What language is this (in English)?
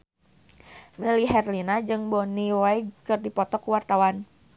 Sundanese